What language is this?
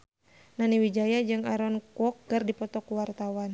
Sundanese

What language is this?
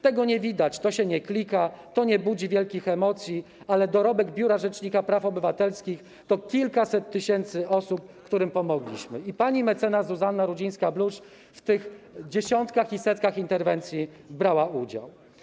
Polish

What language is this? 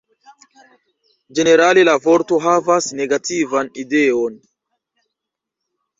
Esperanto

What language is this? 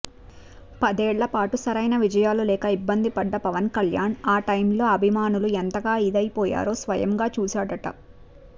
Telugu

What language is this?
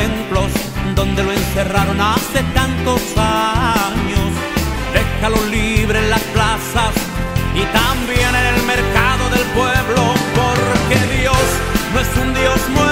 Italian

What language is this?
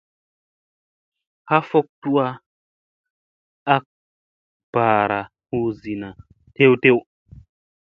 Musey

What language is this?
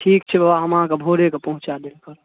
Maithili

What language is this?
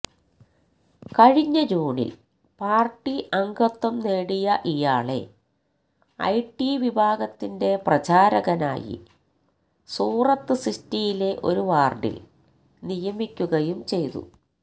Malayalam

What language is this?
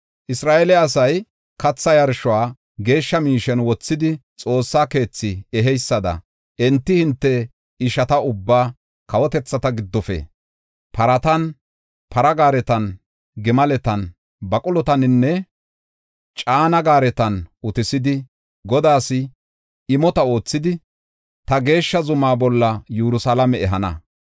Gofa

